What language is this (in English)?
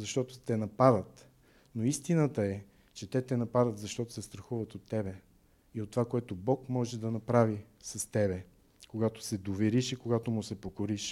Bulgarian